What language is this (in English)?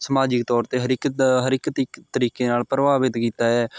Punjabi